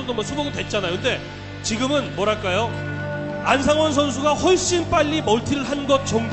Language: Korean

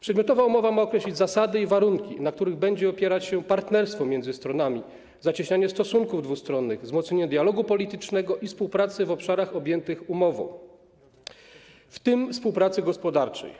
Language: Polish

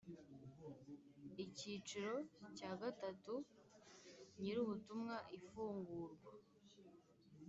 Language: Kinyarwanda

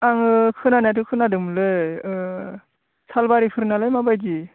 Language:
Bodo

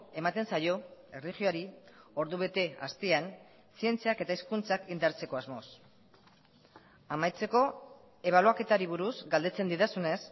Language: Basque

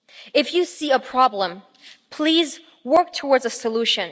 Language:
English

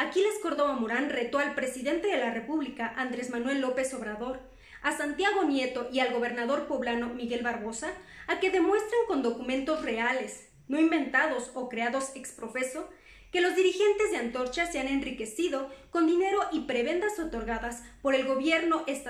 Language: Spanish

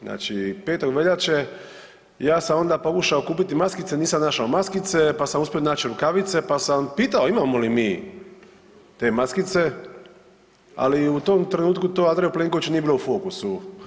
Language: Croatian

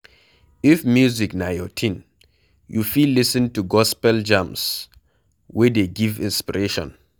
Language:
Nigerian Pidgin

